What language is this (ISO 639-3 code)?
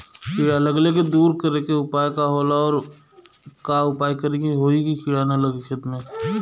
bho